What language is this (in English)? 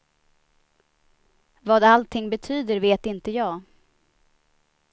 Swedish